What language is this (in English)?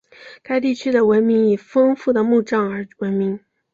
Chinese